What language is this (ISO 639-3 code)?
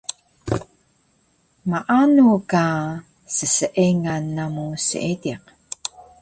trv